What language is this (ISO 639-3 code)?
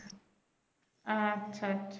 ben